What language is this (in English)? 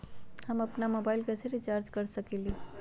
Magahi